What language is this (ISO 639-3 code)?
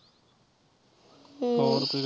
pan